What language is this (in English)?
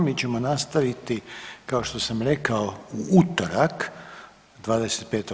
Croatian